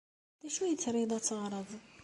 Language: Kabyle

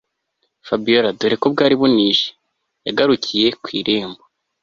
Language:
Kinyarwanda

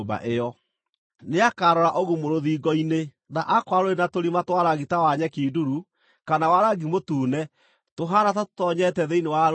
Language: Kikuyu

